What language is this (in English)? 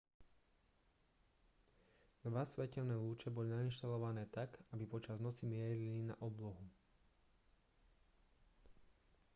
Slovak